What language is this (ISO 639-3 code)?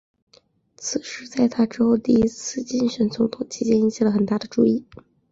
zho